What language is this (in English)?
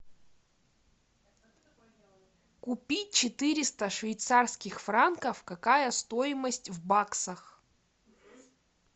Russian